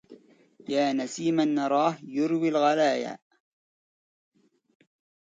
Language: Arabic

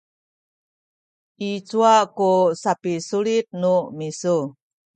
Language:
Sakizaya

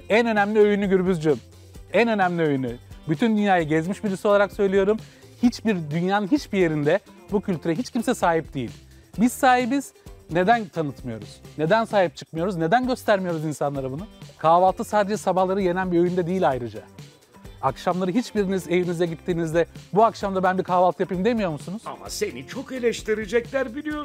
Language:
Turkish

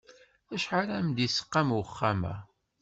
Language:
Kabyle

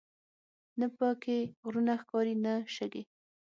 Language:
Pashto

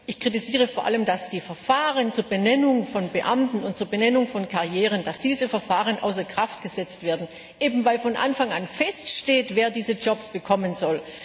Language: German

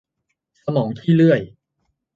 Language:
Thai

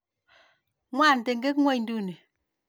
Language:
Kalenjin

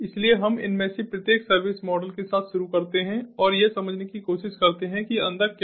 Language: Hindi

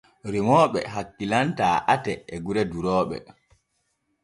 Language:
Borgu Fulfulde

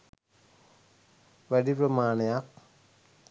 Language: Sinhala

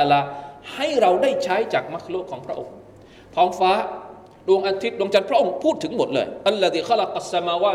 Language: Thai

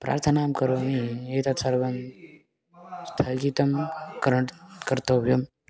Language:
Sanskrit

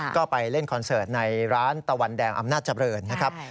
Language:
Thai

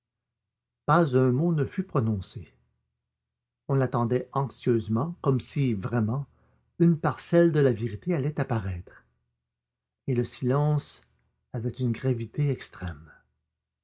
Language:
French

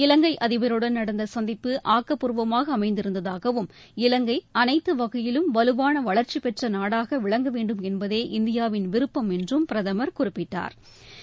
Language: Tamil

